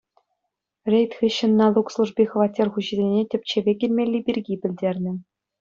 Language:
Chuvash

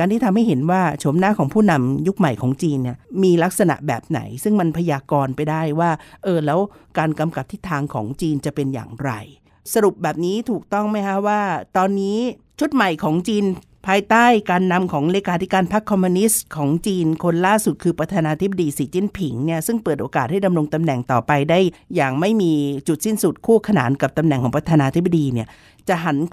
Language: Thai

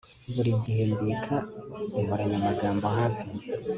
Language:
Kinyarwanda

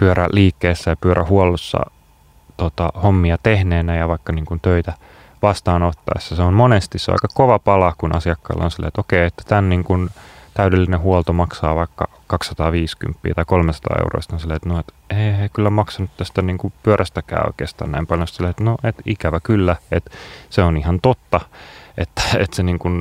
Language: Finnish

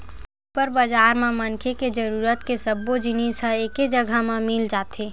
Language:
Chhattisgarhi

